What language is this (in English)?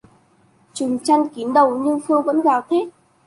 Vietnamese